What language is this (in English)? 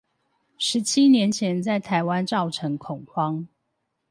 Chinese